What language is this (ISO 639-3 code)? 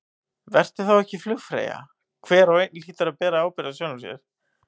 isl